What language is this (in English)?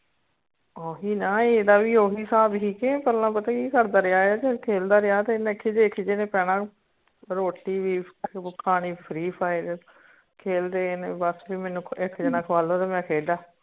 Punjabi